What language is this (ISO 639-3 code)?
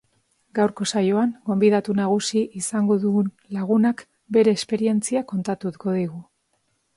eus